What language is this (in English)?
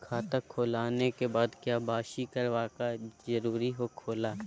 Magahi